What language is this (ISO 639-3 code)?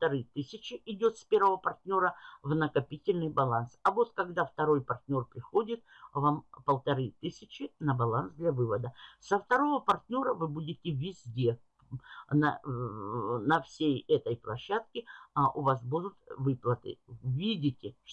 rus